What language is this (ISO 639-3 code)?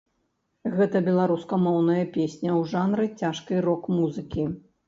bel